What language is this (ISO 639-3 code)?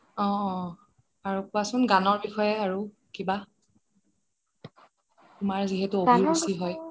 asm